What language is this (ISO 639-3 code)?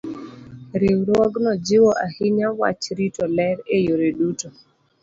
luo